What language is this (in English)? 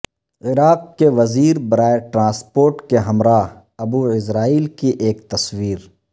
Urdu